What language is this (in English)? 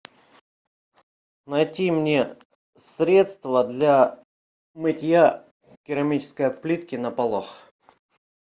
Russian